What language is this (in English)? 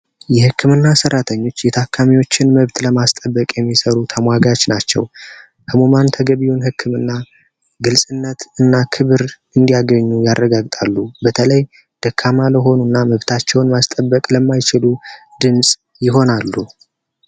Amharic